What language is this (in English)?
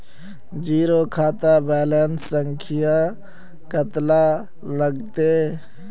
Magahi